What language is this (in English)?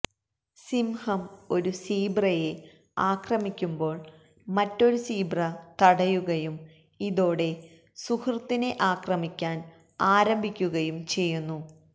Malayalam